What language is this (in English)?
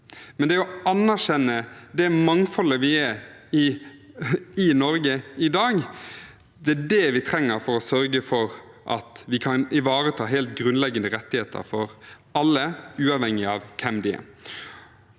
Norwegian